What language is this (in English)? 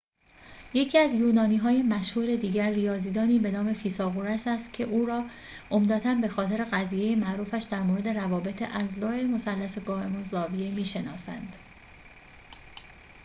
Persian